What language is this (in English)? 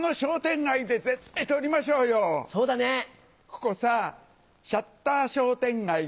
Japanese